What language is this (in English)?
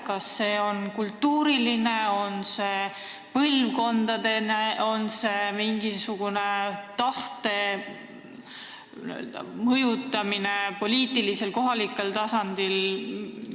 Estonian